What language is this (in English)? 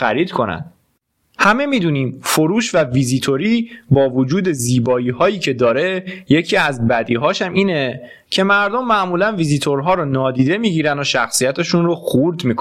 Persian